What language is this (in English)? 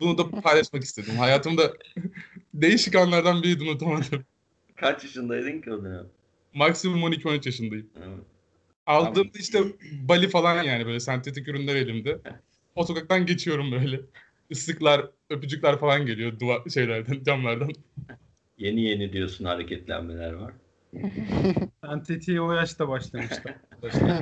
Turkish